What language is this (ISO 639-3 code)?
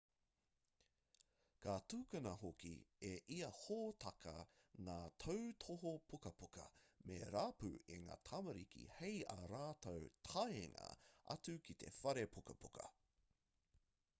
mri